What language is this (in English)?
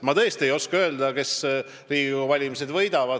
Estonian